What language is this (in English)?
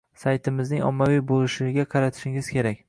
Uzbek